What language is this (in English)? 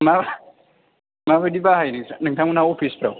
Bodo